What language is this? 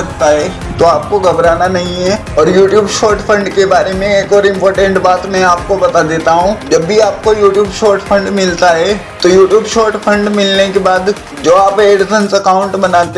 Hindi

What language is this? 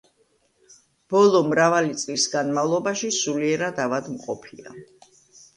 Georgian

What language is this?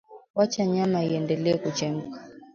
Swahili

